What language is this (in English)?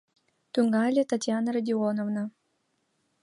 Mari